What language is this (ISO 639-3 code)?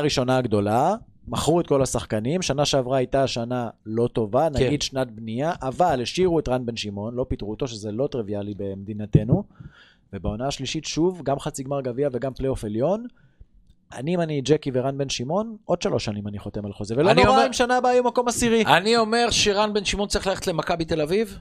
heb